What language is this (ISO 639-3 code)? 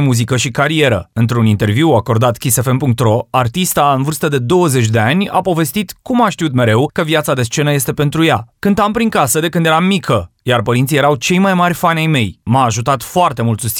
ron